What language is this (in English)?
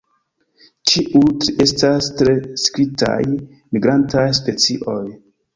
Esperanto